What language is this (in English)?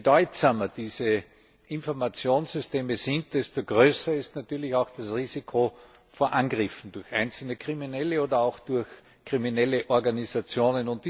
German